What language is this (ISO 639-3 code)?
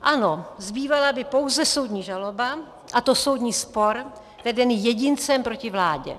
ces